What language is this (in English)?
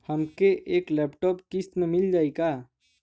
Bhojpuri